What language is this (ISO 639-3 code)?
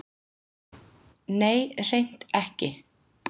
isl